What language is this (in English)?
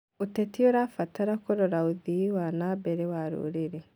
Kikuyu